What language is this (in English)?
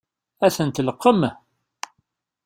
Kabyle